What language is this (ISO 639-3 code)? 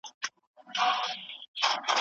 pus